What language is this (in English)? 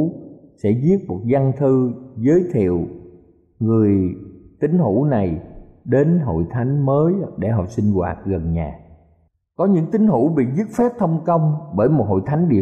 Vietnamese